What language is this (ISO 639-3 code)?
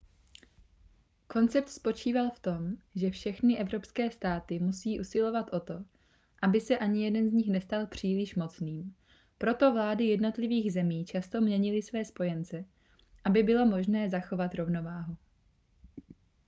ces